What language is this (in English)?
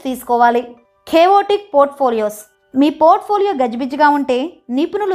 Telugu